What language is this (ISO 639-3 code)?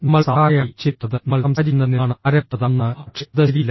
mal